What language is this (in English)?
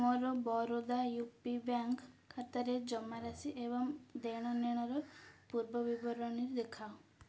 Odia